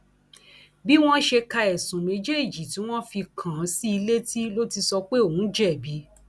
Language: Yoruba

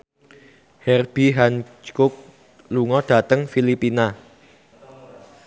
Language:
Javanese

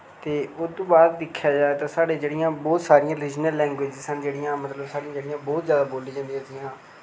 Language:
Dogri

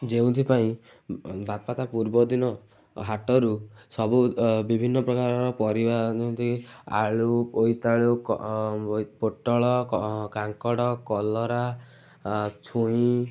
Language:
Odia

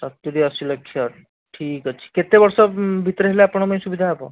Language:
Odia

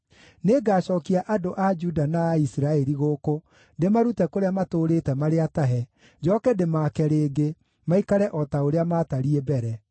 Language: Kikuyu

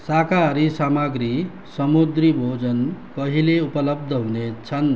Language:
Nepali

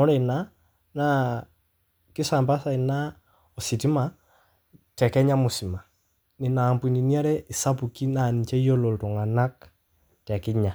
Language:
Masai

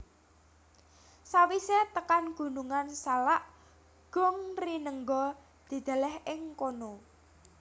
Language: Javanese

